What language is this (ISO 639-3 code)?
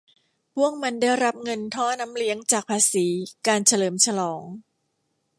tha